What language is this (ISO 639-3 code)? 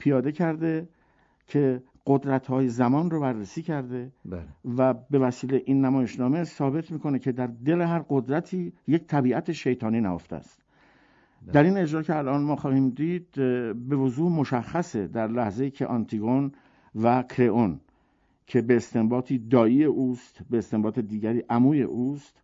fas